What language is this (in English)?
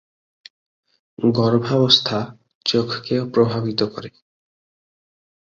Bangla